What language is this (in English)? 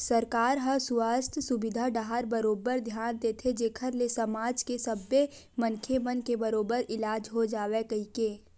Chhattisgarhi